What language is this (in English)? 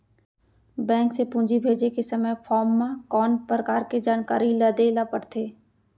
Chhattisgarhi